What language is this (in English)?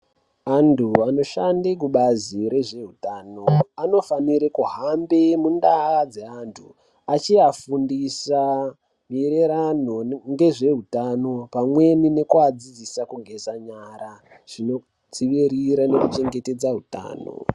Ndau